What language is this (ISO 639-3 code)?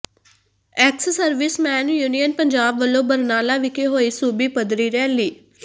pan